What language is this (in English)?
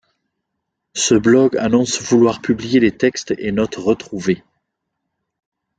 French